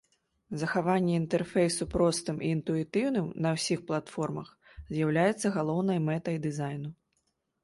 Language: Belarusian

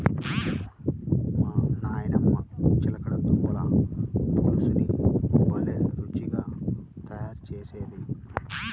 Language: Telugu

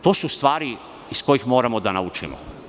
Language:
Serbian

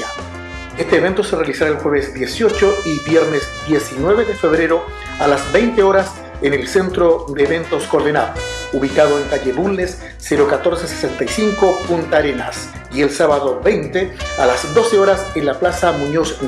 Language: Spanish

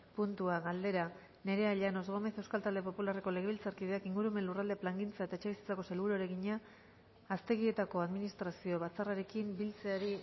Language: Basque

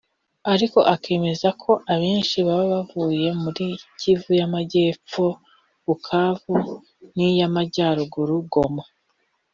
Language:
Kinyarwanda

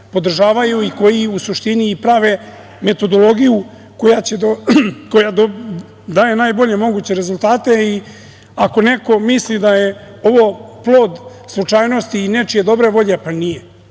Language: Serbian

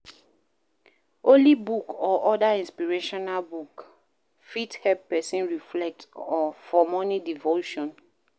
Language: Nigerian Pidgin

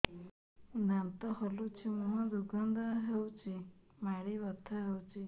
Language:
Odia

